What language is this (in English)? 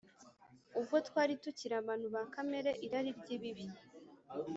Kinyarwanda